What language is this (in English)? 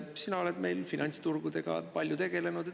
Estonian